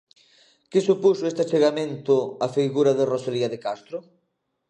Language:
Galician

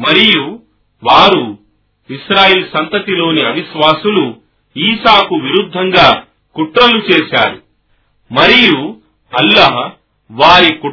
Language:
Telugu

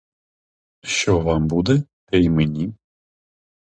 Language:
Ukrainian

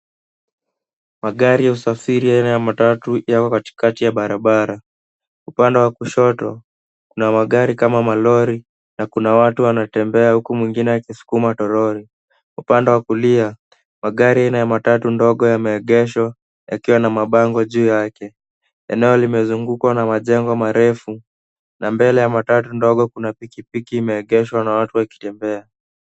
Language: Swahili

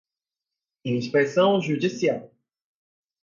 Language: Portuguese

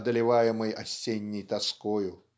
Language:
Russian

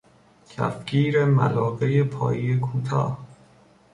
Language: Persian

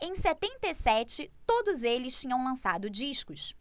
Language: Portuguese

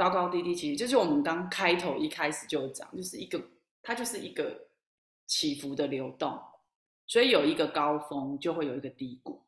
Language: Chinese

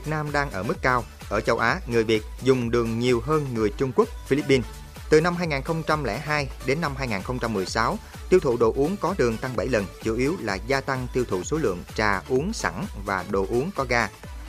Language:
Vietnamese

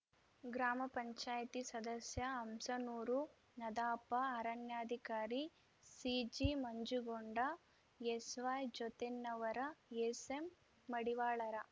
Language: Kannada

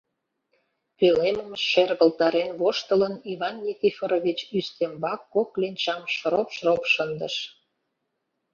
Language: Mari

